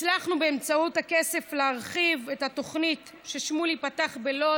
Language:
Hebrew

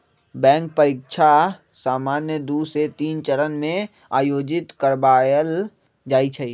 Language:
Magahi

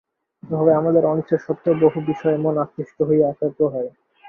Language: Bangla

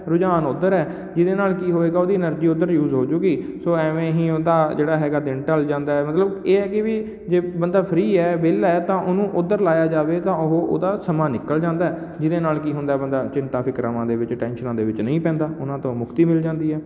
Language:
Punjabi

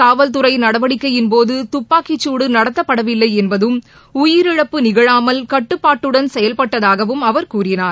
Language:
Tamil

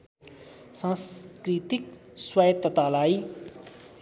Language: Nepali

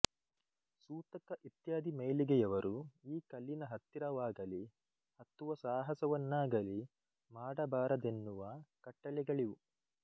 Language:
Kannada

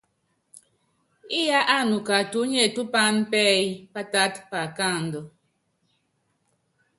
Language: Yangben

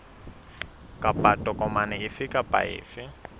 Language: Southern Sotho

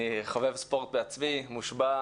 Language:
Hebrew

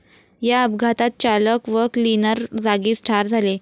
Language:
Marathi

